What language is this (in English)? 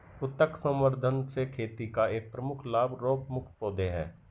Hindi